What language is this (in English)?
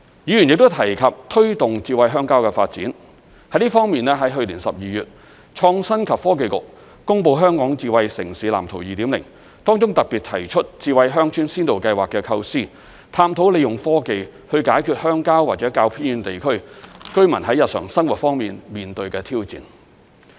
Cantonese